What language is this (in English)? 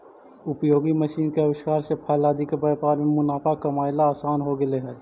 Magahi